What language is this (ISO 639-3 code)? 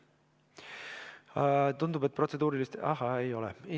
est